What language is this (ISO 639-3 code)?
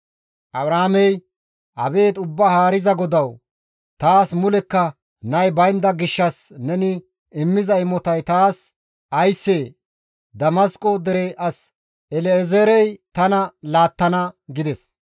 gmv